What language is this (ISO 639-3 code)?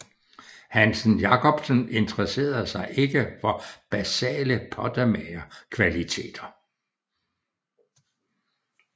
dan